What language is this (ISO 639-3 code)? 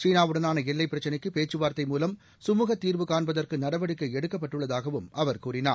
tam